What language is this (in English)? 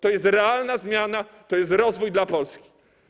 Polish